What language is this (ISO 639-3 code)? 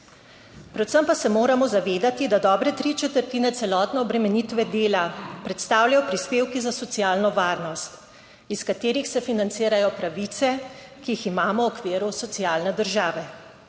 slv